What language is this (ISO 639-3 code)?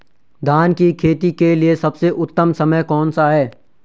hin